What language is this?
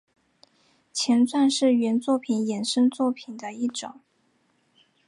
Chinese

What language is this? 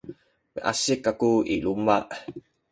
Sakizaya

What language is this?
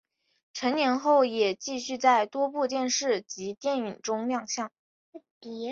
Chinese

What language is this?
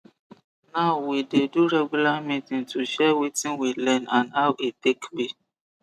Nigerian Pidgin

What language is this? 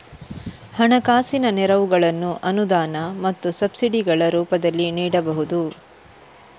Kannada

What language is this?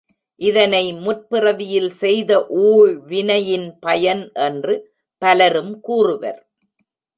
Tamil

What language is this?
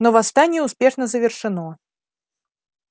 Russian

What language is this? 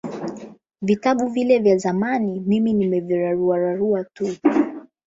Swahili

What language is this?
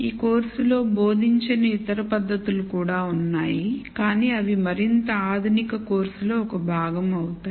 Telugu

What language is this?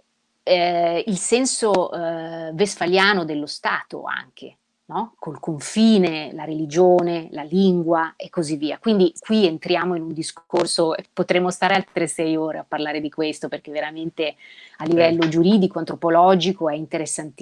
Italian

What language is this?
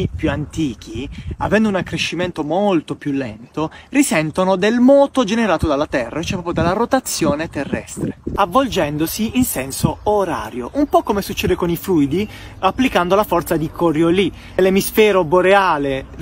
Italian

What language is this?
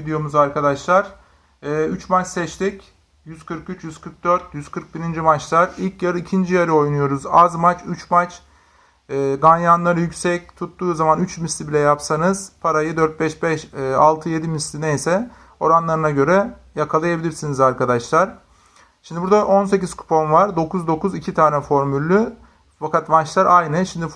Turkish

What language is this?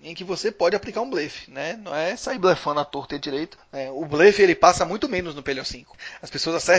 Portuguese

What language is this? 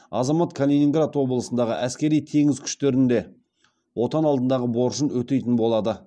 Kazakh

